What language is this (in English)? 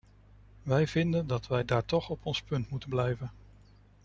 Dutch